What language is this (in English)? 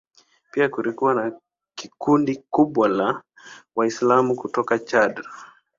Swahili